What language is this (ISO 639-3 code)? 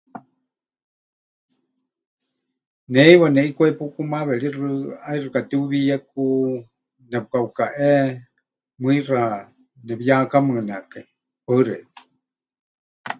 hch